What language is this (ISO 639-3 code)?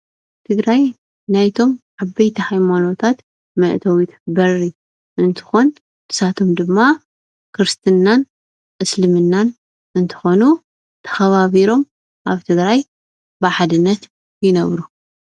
tir